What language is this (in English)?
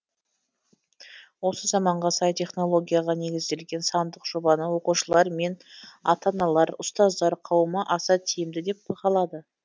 Kazakh